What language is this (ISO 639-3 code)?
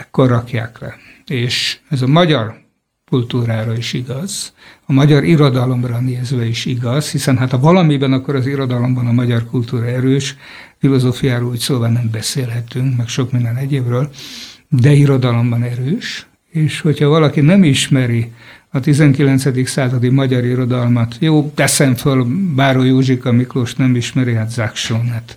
hun